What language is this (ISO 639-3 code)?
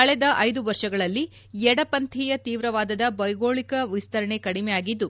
kan